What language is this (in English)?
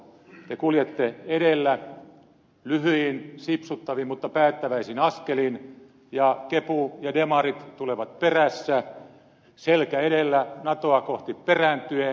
Finnish